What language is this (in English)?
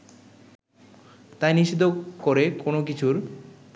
Bangla